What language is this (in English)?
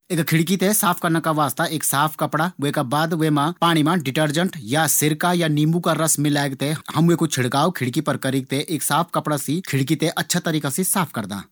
Garhwali